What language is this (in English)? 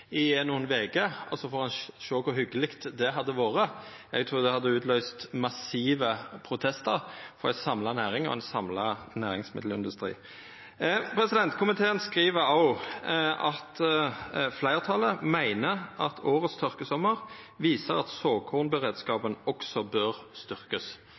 Norwegian Nynorsk